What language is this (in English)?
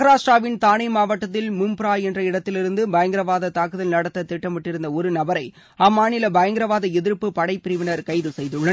Tamil